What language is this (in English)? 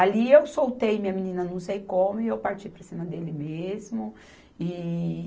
Portuguese